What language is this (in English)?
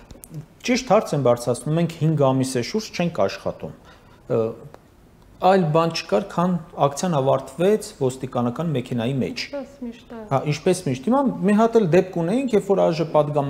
Russian